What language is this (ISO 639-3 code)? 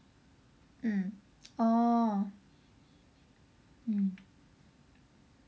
eng